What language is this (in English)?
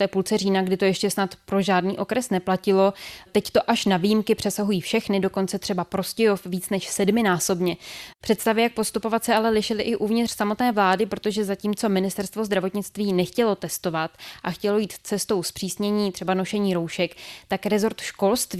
Czech